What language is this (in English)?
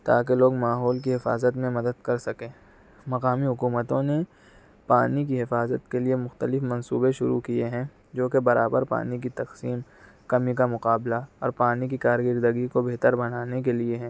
Urdu